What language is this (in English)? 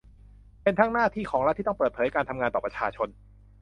Thai